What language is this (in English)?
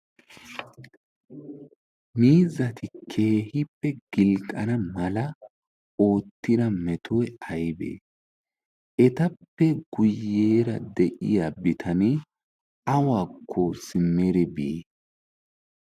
Wolaytta